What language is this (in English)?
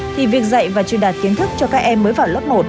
Vietnamese